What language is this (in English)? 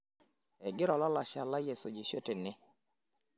Masai